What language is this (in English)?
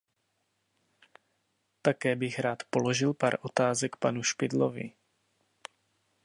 Czech